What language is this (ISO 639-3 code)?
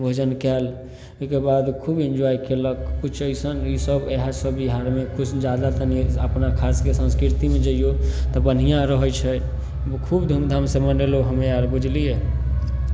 mai